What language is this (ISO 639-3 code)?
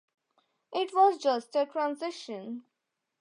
eng